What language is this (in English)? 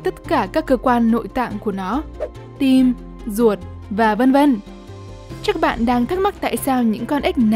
Vietnamese